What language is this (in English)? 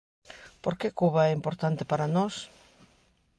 Galician